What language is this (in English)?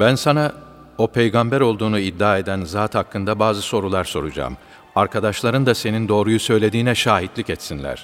Turkish